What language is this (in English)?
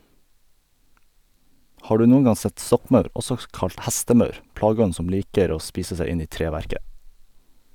Norwegian